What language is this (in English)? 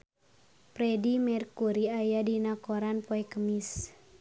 Sundanese